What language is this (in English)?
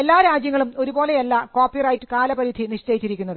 Malayalam